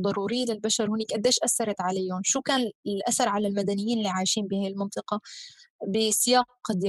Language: Arabic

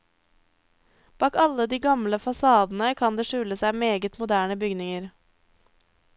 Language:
Norwegian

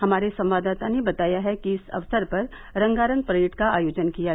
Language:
Hindi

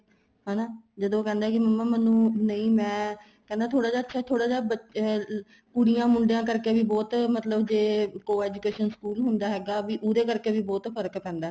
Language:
Punjabi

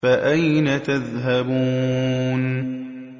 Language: Arabic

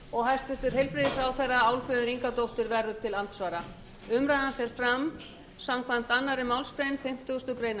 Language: Icelandic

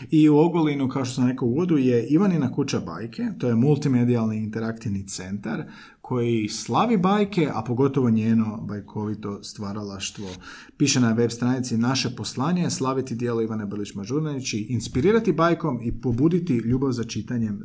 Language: Croatian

